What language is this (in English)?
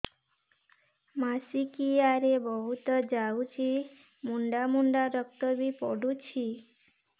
Odia